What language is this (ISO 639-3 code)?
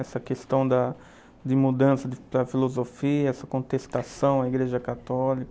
por